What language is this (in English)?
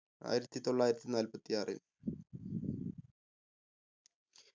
Malayalam